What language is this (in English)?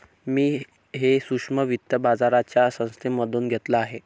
Marathi